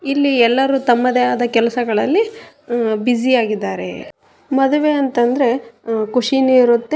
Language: Kannada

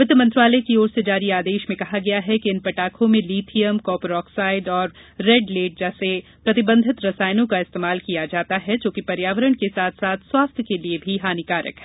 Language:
Hindi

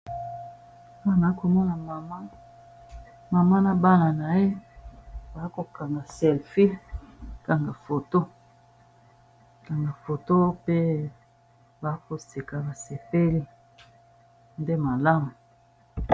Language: Lingala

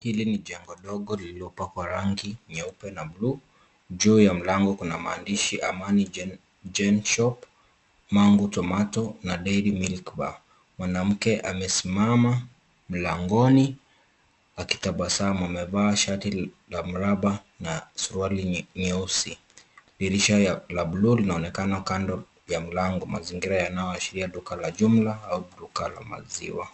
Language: Swahili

